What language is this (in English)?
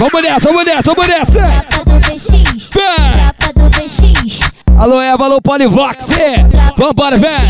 Portuguese